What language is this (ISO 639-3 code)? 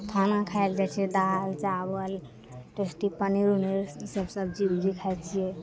mai